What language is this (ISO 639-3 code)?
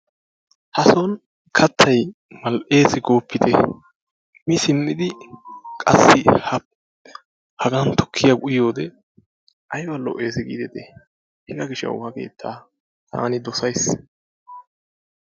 wal